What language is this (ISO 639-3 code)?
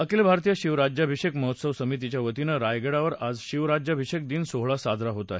mar